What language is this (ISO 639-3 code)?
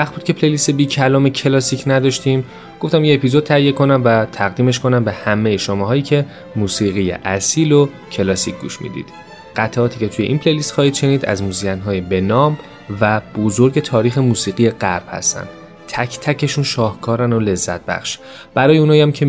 fas